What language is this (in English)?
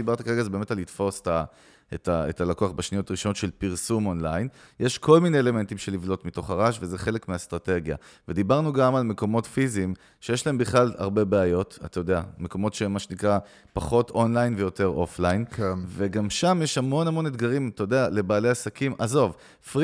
Hebrew